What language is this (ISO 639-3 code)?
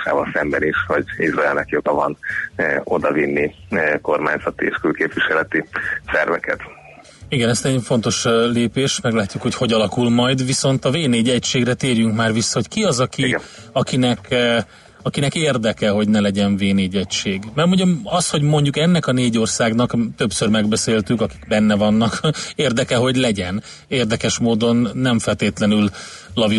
hun